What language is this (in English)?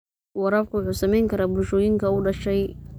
Somali